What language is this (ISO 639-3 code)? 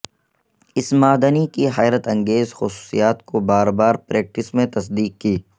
urd